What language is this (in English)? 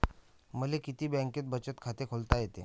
Marathi